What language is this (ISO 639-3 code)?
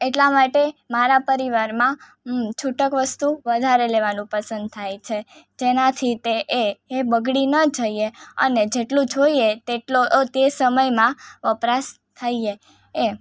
guj